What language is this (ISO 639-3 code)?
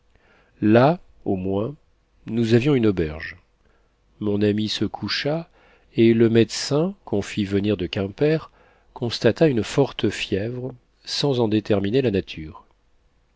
fra